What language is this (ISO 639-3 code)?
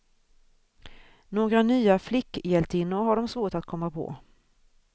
swe